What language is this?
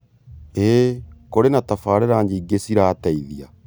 Kikuyu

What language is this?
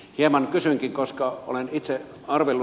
Finnish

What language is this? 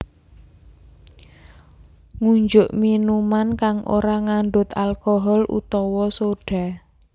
Javanese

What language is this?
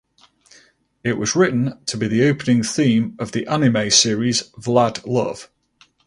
English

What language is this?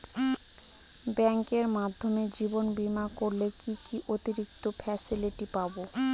Bangla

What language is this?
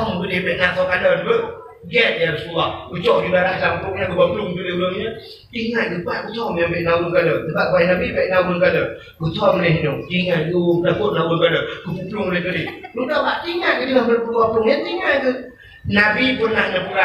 Malay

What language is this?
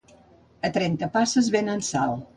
Catalan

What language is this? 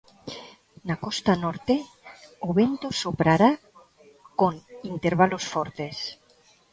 Galician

